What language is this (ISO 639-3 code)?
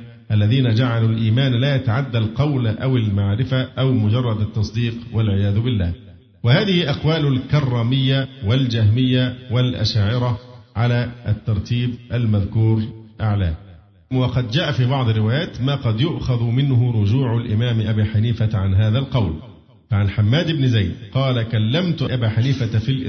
ara